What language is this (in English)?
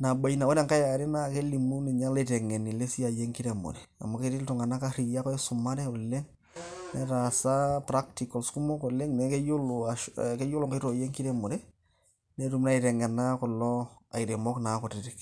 Masai